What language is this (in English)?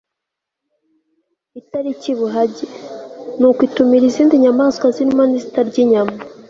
Kinyarwanda